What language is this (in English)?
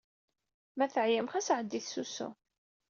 Kabyle